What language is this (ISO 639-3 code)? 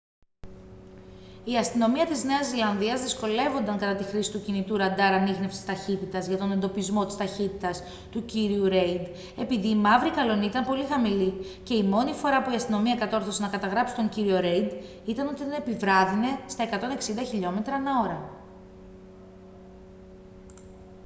ell